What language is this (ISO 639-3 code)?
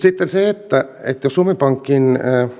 fin